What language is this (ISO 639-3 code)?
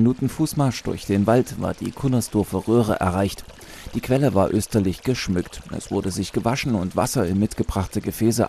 deu